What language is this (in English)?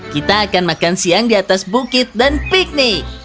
Indonesian